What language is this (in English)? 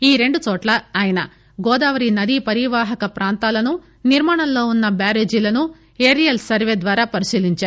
Telugu